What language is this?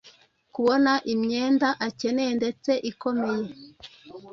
Kinyarwanda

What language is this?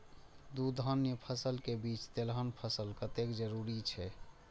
Maithili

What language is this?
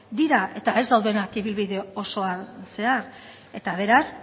Basque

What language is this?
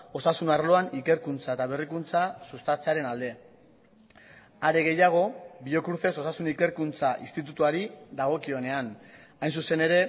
Basque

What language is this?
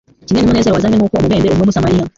Kinyarwanda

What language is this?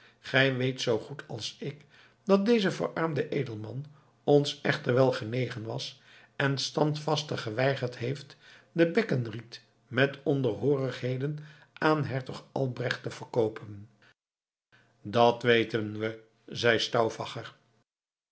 Dutch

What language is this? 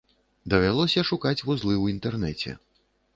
Belarusian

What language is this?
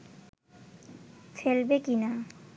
Bangla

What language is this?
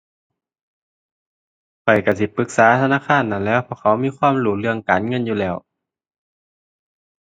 Thai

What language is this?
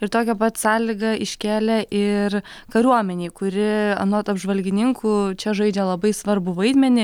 Lithuanian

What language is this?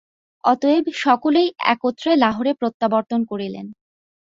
Bangla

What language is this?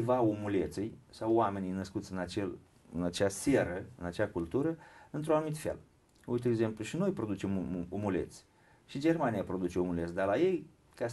Romanian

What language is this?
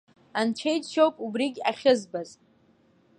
Abkhazian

